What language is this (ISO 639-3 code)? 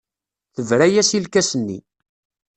kab